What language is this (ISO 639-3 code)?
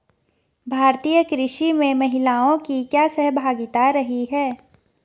hin